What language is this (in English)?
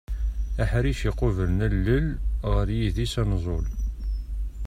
Kabyle